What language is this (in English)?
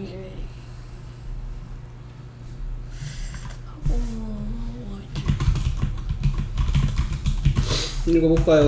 Korean